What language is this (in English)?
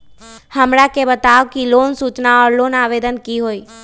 Magahi